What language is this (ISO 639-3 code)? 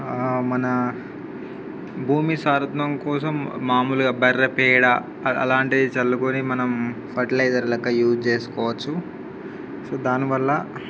tel